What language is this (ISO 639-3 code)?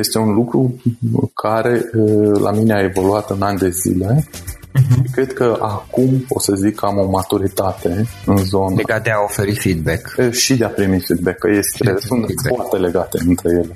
ron